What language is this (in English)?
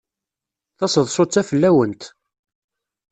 Kabyle